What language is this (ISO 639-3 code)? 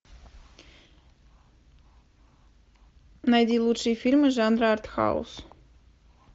rus